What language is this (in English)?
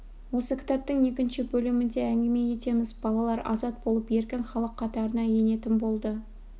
Kazakh